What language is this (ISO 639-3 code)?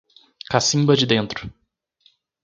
por